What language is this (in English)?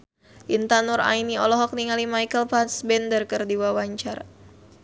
Sundanese